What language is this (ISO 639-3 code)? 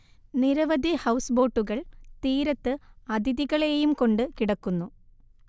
mal